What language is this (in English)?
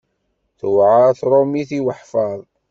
Kabyle